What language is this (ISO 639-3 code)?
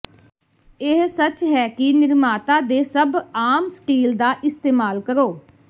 pan